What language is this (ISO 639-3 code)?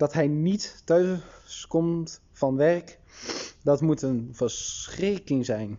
nld